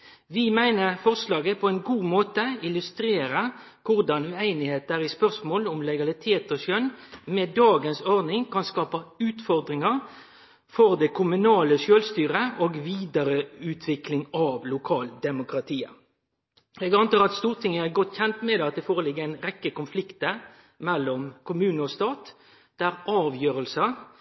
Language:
Norwegian Nynorsk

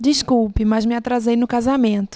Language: Portuguese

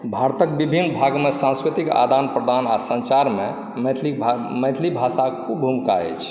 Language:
Maithili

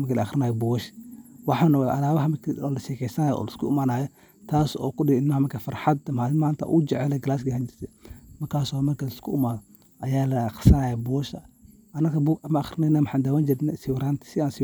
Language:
Somali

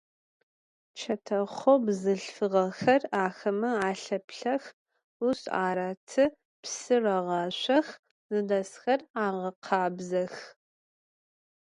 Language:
Adyghe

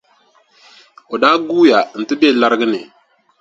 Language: Dagbani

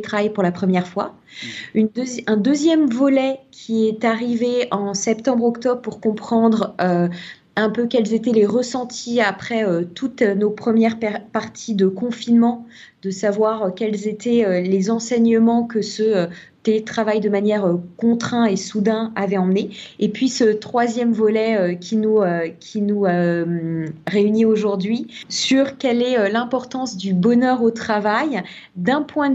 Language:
French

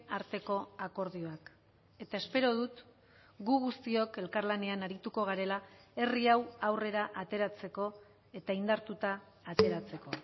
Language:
Basque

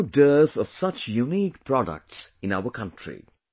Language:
English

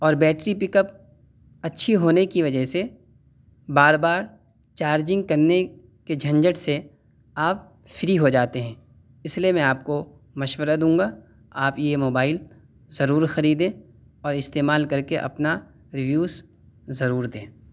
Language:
Urdu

